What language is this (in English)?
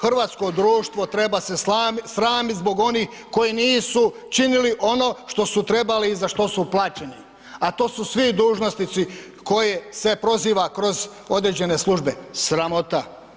Croatian